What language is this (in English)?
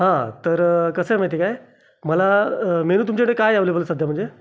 Marathi